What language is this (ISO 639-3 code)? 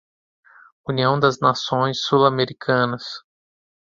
por